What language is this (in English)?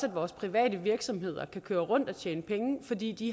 Danish